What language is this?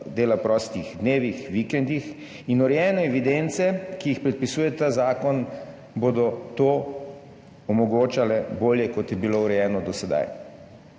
Slovenian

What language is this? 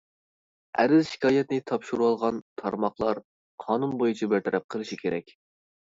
Uyghur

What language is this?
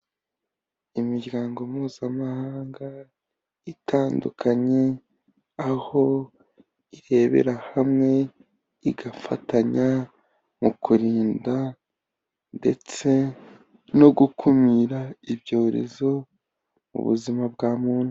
Kinyarwanda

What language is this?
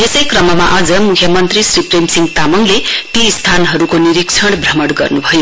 Nepali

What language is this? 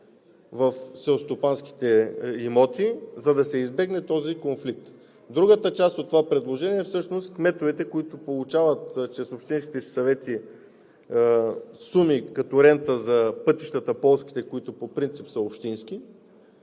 Bulgarian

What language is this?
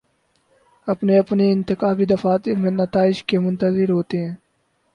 Urdu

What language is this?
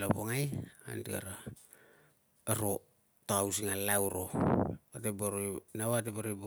Tungag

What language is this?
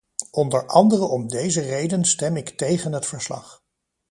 Dutch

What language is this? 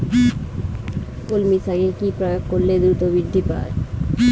Bangla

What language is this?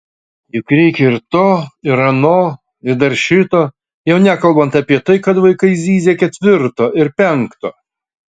Lithuanian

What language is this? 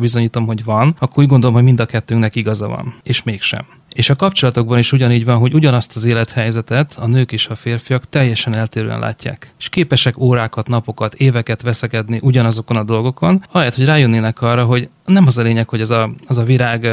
Hungarian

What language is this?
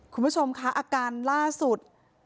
Thai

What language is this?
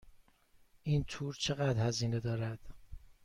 Persian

